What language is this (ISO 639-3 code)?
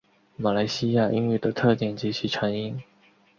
zho